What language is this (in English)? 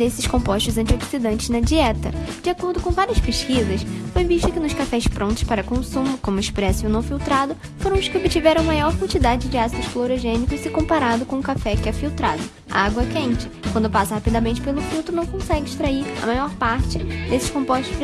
Portuguese